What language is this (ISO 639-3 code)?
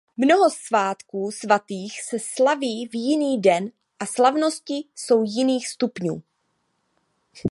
ces